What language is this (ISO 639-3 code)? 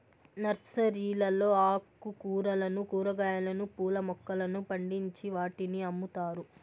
tel